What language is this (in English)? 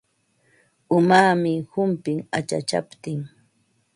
Ambo-Pasco Quechua